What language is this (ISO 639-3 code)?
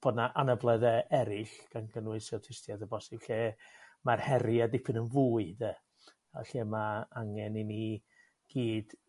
cym